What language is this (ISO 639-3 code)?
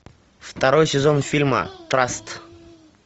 rus